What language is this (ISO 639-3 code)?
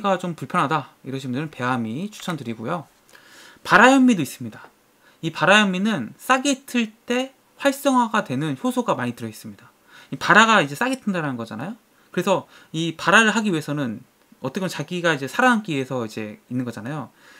kor